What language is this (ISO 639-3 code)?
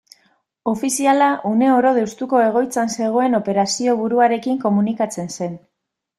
eus